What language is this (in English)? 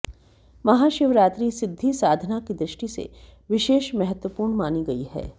Hindi